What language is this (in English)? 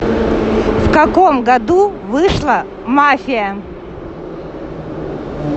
Russian